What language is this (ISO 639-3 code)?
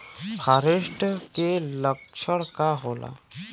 bho